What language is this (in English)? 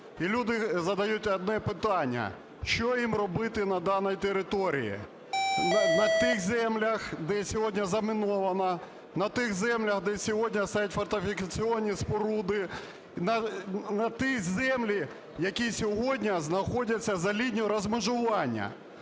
Ukrainian